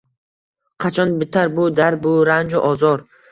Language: Uzbek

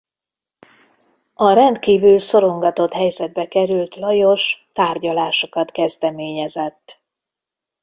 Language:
Hungarian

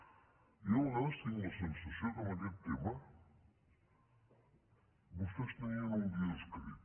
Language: Catalan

